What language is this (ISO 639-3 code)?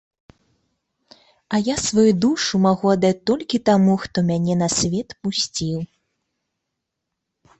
bel